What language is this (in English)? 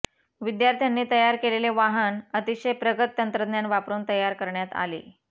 Marathi